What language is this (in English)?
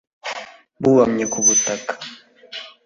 Kinyarwanda